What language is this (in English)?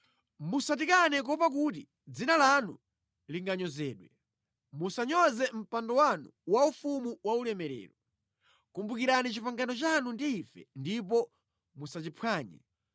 Nyanja